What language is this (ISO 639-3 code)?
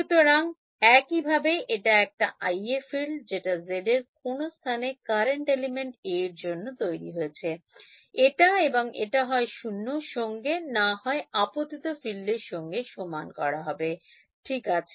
ben